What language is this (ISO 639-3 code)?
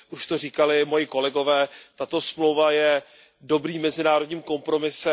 ces